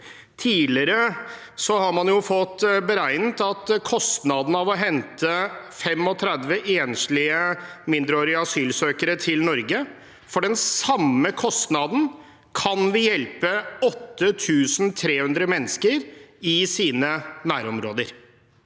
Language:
Norwegian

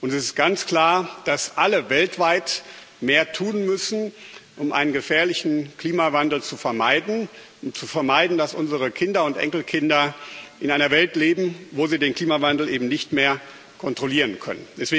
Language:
German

